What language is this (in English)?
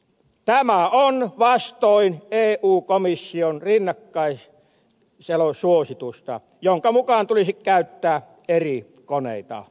Finnish